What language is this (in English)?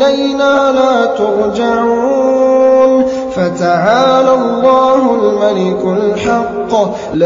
Arabic